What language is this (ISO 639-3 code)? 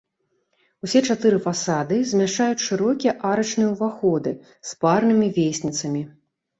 bel